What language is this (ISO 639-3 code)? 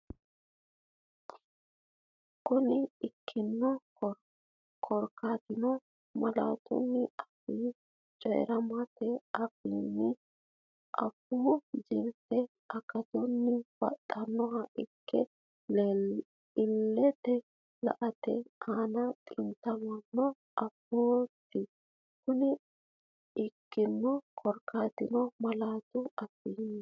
sid